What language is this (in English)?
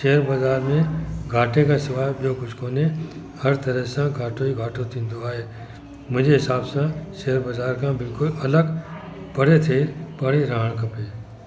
Sindhi